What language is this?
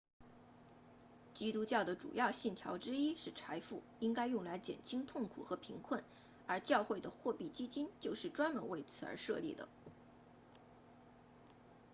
Chinese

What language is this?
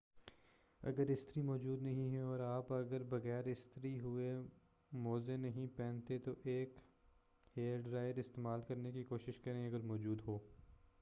Urdu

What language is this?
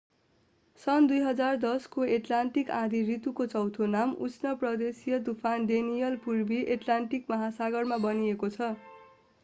Nepali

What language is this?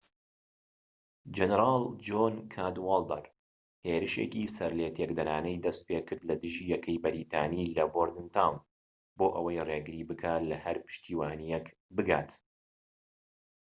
Central Kurdish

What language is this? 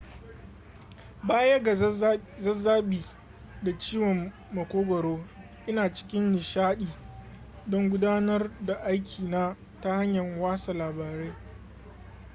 Hausa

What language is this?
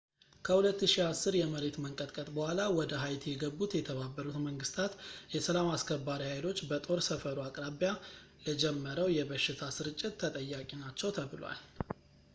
Amharic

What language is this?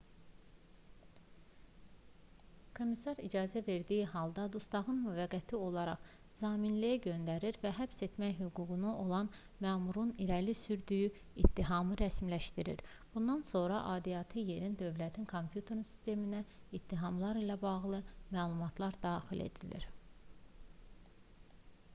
Azerbaijani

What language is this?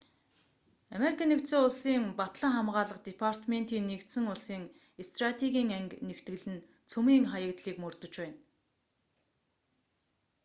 Mongolian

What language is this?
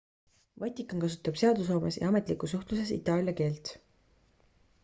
Estonian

